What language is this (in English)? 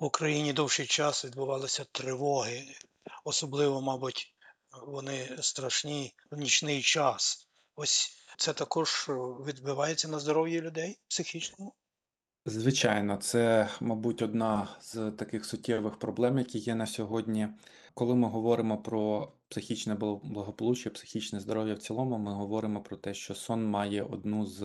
Ukrainian